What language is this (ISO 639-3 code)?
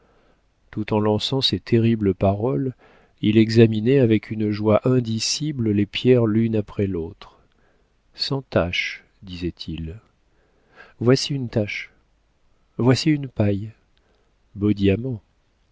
fra